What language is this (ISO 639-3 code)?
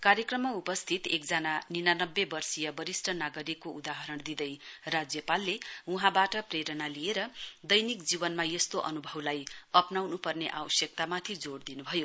nep